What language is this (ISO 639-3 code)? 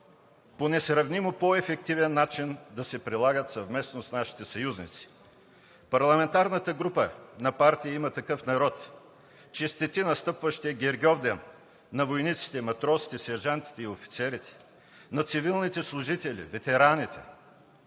bul